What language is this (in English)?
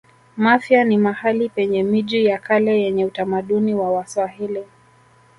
Swahili